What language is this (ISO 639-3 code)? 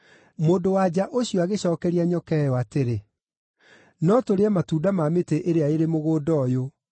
kik